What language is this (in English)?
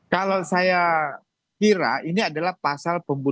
Indonesian